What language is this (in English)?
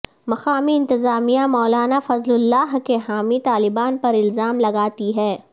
Urdu